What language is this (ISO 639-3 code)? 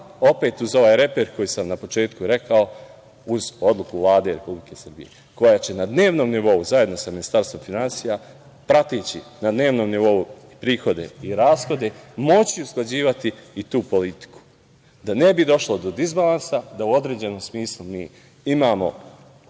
srp